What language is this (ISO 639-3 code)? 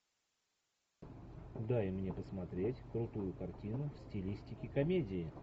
rus